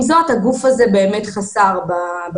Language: Hebrew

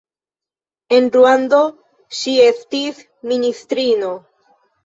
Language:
Esperanto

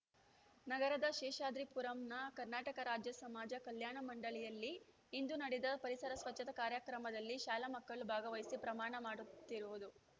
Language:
Kannada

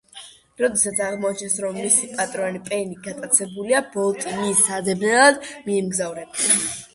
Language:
Georgian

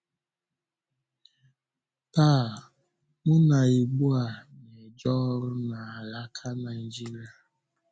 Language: Igbo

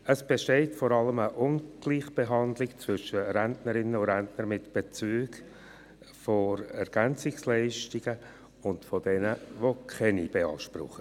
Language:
Swiss German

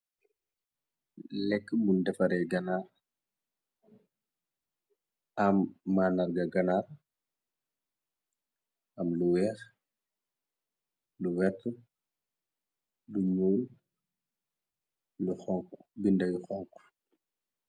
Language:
Wolof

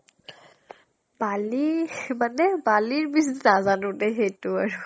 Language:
Assamese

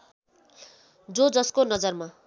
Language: Nepali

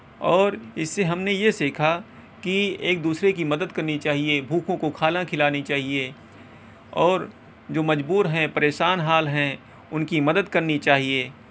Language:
Urdu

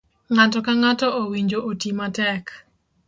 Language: Luo (Kenya and Tanzania)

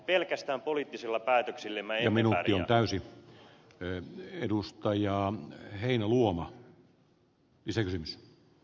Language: Finnish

